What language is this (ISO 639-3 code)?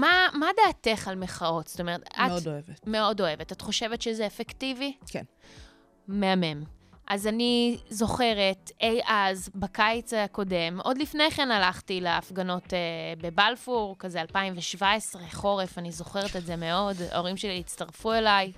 heb